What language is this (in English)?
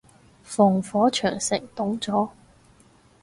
Cantonese